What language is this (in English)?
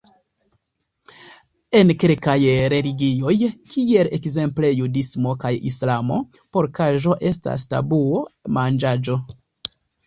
Esperanto